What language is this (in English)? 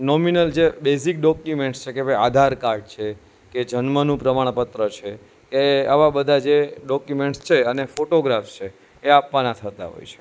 Gujarati